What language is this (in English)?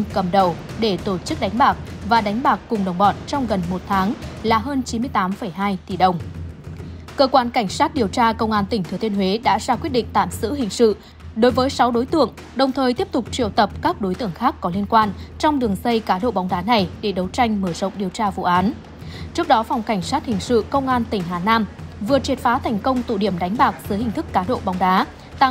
Vietnamese